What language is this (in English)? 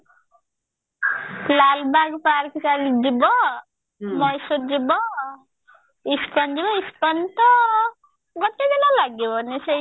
Odia